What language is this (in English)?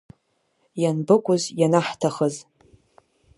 Abkhazian